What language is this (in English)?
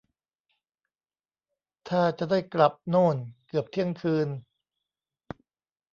Thai